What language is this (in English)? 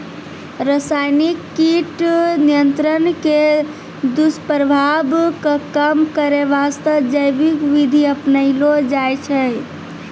Maithili